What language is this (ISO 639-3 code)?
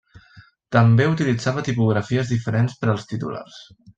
cat